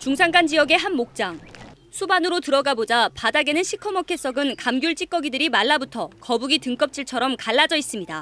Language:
Korean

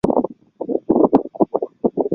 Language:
Chinese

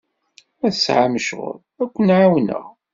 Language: Kabyle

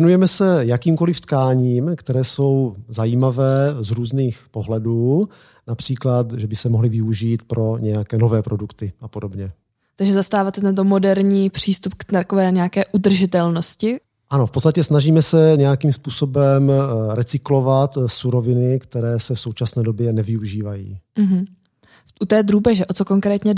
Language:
Czech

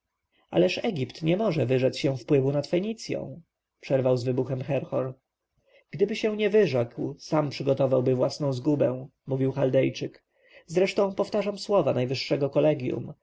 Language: Polish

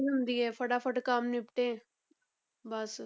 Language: Punjabi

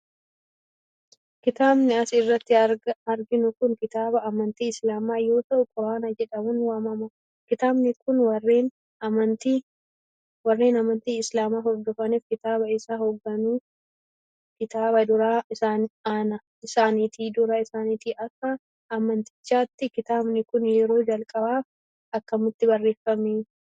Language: Oromo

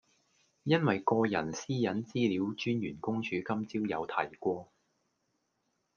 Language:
Cantonese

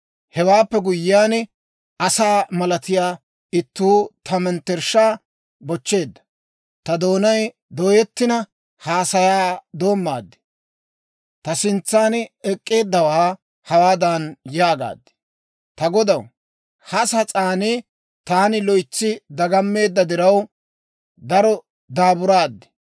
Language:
Dawro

